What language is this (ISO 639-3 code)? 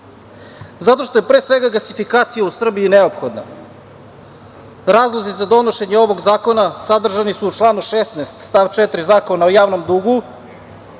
srp